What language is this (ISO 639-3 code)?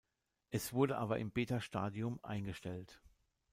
deu